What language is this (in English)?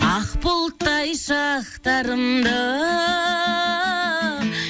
Kazakh